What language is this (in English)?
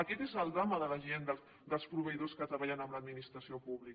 Catalan